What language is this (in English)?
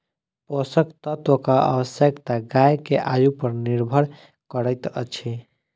Maithili